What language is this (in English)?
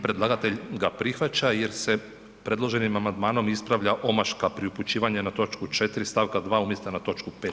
Croatian